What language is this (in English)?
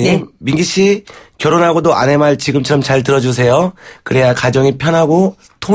Korean